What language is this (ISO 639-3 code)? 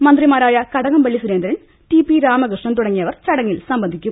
mal